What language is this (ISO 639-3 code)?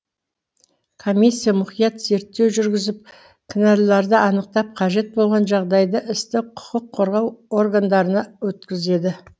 kaz